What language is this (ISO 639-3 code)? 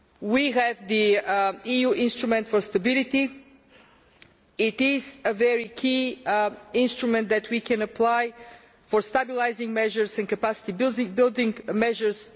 eng